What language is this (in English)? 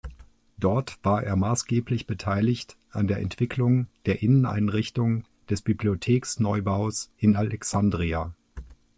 German